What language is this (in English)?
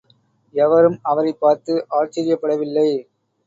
Tamil